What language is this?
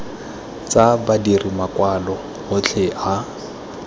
Tswana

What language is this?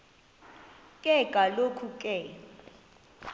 Xhosa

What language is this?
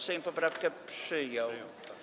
Polish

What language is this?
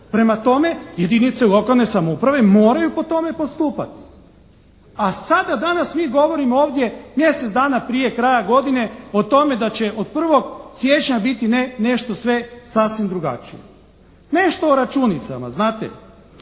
Croatian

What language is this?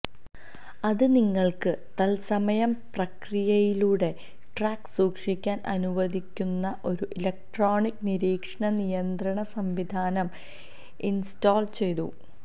Malayalam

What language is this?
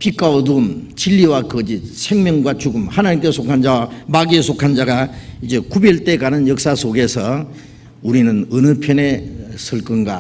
Korean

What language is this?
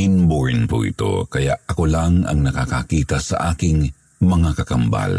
Filipino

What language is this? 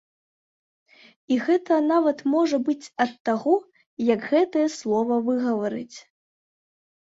Belarusian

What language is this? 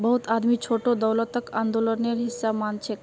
Magahi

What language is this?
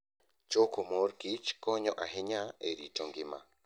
Luo (Kenya and Tanzania)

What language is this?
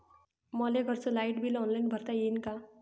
Marathi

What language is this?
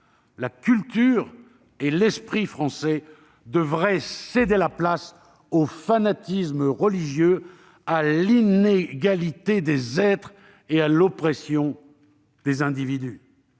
French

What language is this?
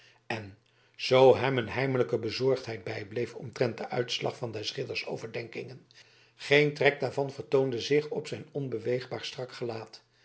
Dutch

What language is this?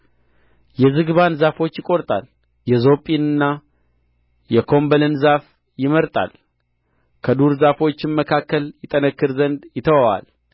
Amharic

